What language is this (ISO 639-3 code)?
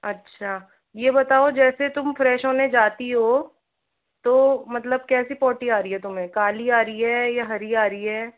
hin